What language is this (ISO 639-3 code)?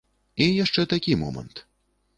bel